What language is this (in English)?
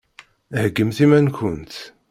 Kabyle